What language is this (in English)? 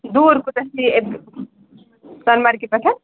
Kashmiri